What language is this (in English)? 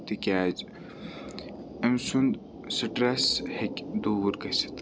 Kashmiri